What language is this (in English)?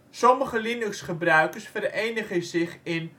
Dutch